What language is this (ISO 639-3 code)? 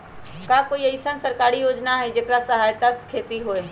mag